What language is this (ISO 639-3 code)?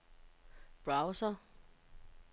dan